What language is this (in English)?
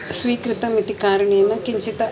Sanskrit